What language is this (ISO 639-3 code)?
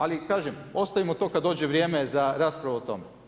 hrv